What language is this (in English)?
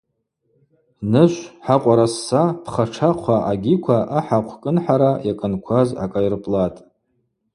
Abaza